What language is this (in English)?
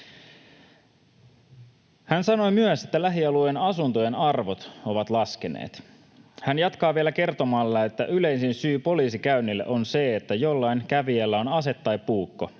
Finnish